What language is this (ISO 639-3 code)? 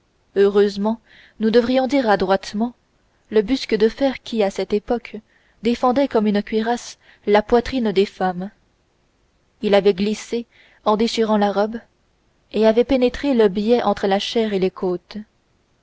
fra